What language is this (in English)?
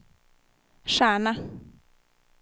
Swedish